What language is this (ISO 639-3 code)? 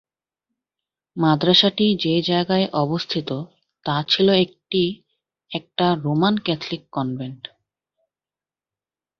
ben